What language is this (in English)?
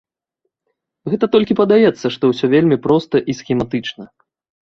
Belarusian